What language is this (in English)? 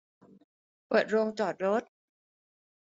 Thai